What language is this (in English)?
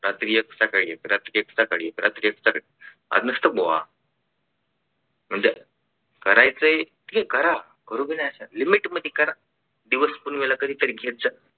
Marathi